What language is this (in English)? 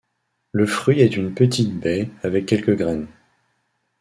French